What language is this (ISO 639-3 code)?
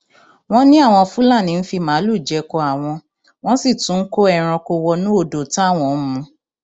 yor